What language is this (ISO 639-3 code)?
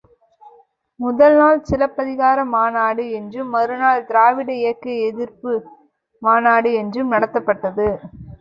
tam